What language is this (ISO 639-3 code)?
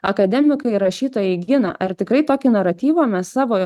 lit